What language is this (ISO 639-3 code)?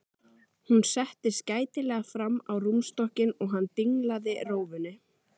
isl